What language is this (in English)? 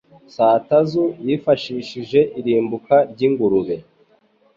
Kinyarwanda